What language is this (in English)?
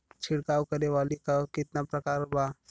Bhojpuri